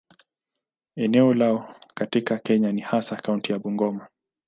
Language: Swahili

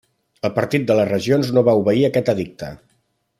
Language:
Catalan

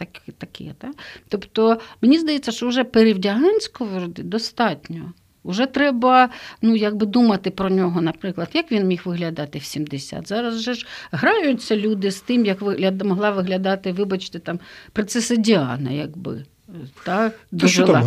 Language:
Ukrainian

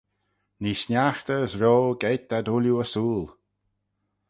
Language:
Manx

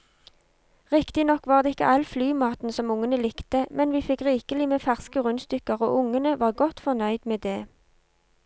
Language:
Norwegian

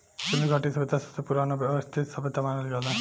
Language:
Bhojpuri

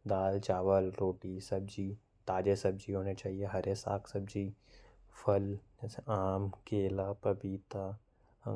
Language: Korwa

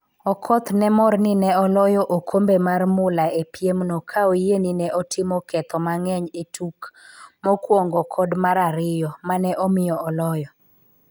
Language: Luo (Kenya and Tanzania)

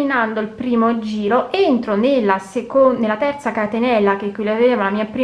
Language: Italian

